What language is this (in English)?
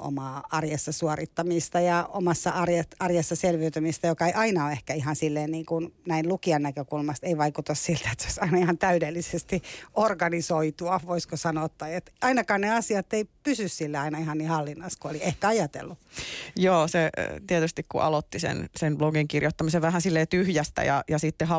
Finnish